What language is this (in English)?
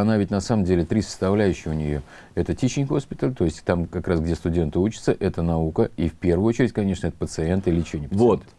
Russian